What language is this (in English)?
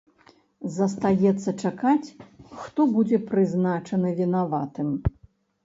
Belarusian